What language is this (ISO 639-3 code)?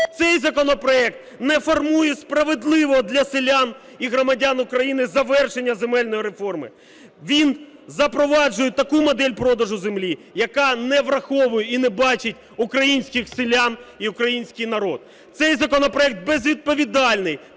ukr